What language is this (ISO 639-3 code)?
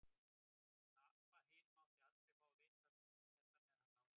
isl